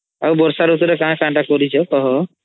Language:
Odia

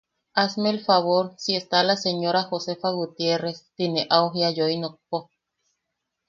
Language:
Yaqui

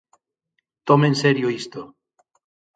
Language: Galician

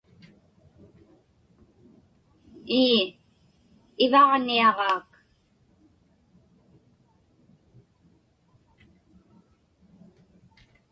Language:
Inupiaq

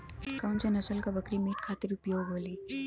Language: Bhojpuri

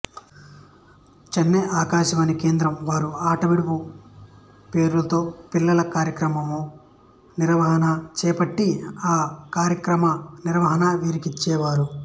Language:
Telugu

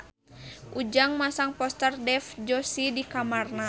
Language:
Sundanese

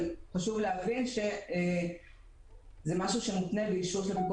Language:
Hebrew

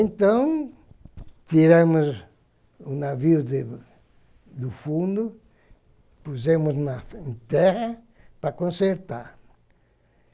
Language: Portuguese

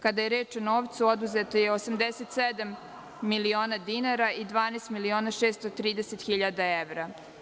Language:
Serbian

